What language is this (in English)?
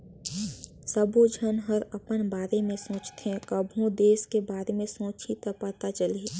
Chhattisgarhi